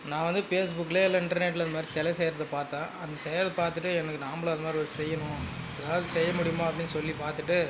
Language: Tamil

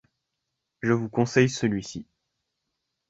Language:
French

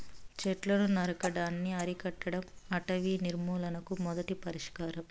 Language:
Telugu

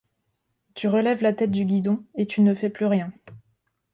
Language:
French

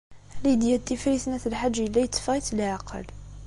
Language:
Kabyle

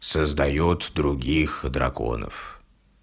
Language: Russian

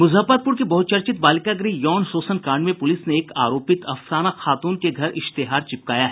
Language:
Hindi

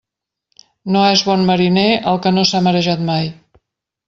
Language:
Catalan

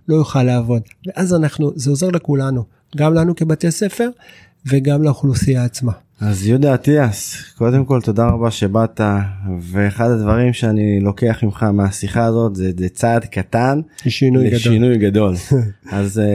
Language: Hebrew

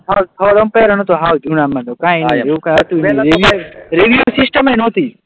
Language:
Gujarati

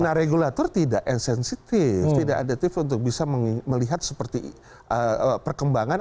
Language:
Indonesian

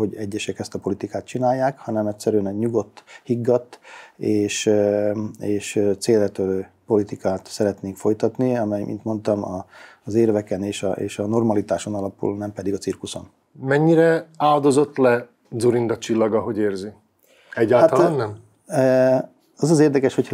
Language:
Hungarian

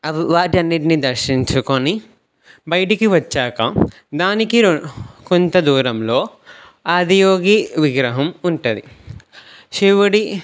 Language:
Telugu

